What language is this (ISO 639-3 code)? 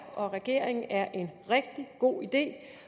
dan